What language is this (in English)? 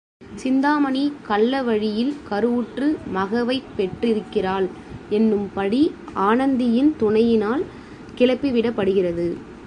Tamil